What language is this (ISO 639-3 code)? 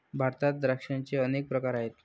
mar